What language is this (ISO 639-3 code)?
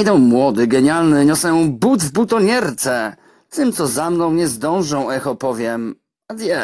pol